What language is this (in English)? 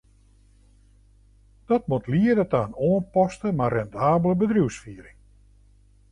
Western Frisian